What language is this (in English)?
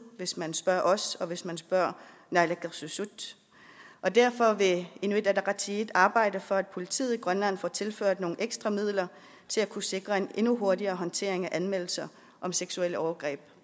Danish